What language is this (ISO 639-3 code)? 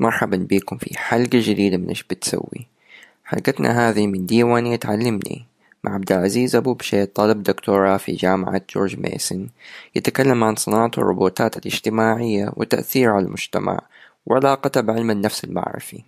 ara